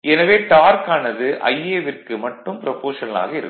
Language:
Tamil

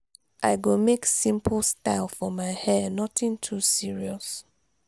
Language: Nigerian Pidgin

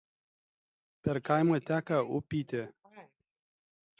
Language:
Lithuanian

